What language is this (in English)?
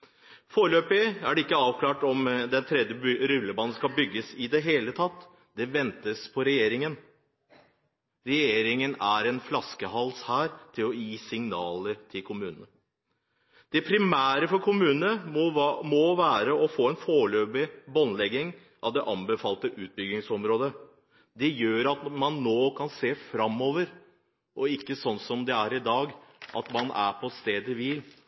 Norwegian Bokmål